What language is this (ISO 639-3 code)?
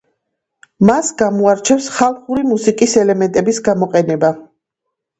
kat